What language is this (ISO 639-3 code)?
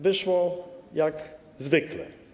pol